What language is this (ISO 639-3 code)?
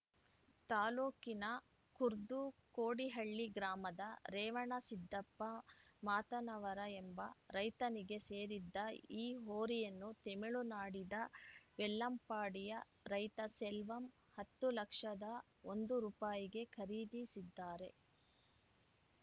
kan